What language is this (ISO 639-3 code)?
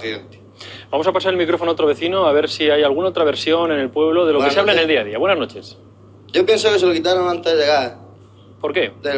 spa